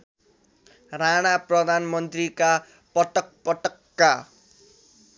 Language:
Nepali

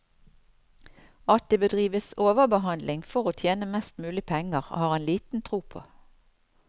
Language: Norwegian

